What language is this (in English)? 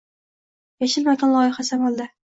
Uzbek